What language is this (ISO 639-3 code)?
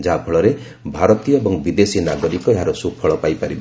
ori